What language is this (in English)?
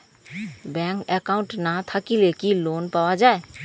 Bangla